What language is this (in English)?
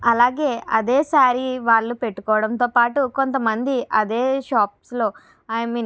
Telugu